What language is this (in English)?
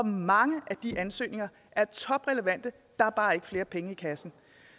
Danish